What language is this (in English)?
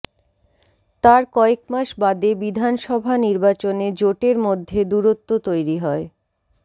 Bangla